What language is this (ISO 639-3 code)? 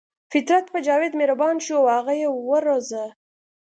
pus